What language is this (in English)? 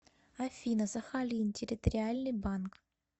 Russian